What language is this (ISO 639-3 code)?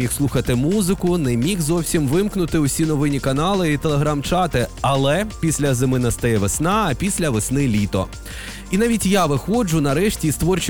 ukr